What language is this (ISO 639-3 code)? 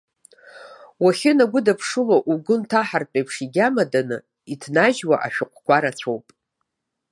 abk